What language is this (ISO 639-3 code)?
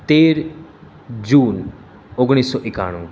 guj